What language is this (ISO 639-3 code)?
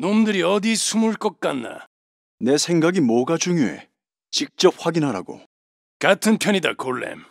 kor